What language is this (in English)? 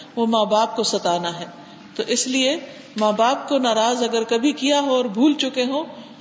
Urdu